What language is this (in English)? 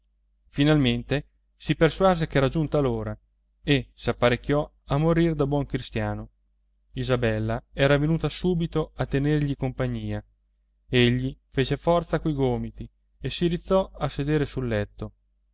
Italian